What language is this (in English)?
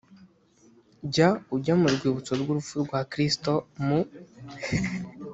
Kinyarwanda